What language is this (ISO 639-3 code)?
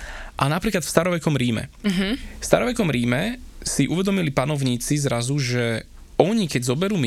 slk